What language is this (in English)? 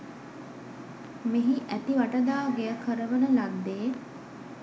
Sinhala